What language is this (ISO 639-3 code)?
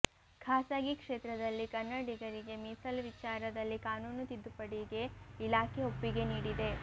kan